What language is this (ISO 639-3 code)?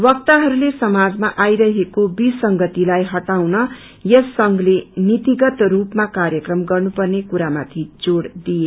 nep